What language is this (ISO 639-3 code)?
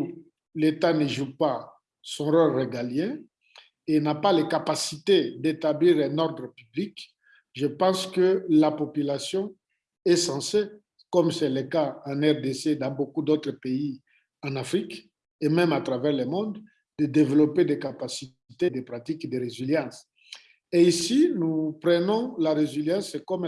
fra